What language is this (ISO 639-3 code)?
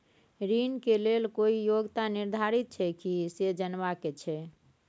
mai